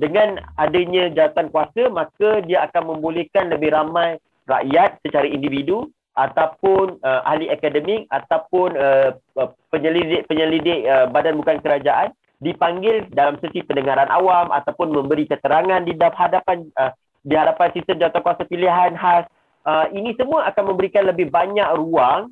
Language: Malay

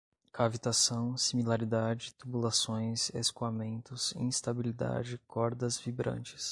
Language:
Portuguese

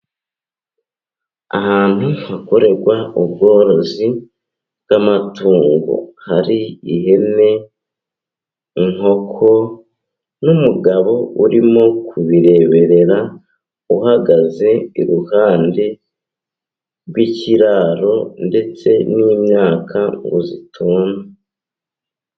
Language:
Kinyarwanda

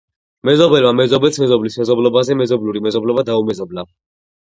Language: Georgian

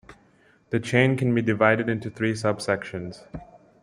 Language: English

